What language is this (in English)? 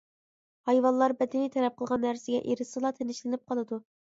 Uyghur